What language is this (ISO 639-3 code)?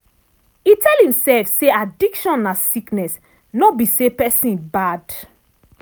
pcm